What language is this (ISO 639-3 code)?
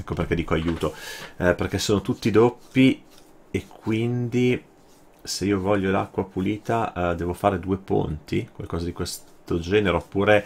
ita